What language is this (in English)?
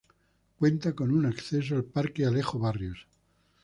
Spanish